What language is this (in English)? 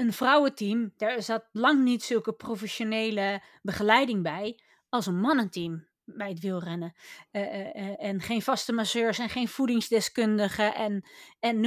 Dutch